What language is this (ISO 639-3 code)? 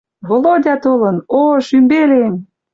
mrj